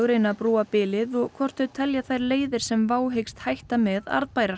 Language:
Icelandic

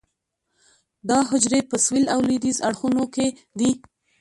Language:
Pashto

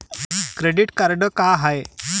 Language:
Marathi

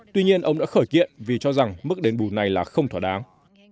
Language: Vietnamese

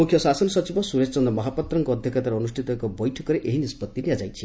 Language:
Odia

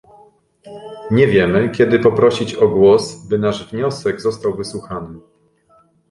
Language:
Polish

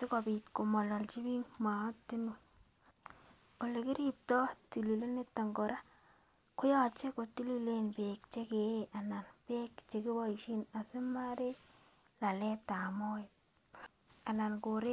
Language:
Kalenjin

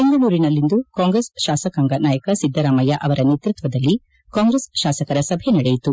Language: Kannada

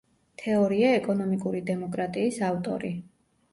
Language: Georgian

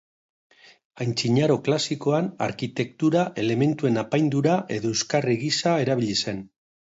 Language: Basque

